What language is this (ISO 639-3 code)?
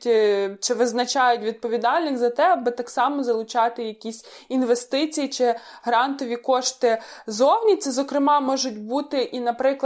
ukr